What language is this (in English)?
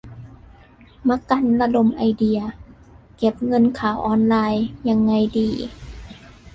Thai